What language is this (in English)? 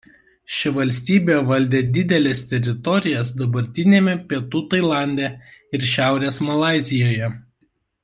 Lithuanian